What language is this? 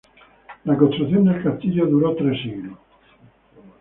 Spanish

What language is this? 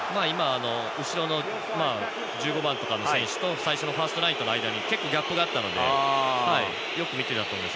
Japanese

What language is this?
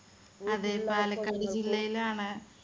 Malayalam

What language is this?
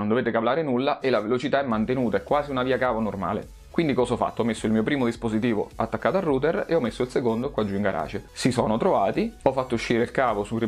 Italian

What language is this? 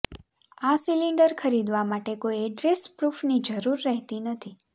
Gujarati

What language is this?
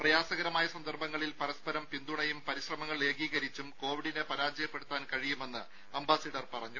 Malayalam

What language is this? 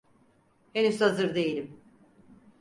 Turkish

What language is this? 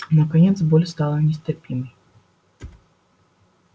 Russian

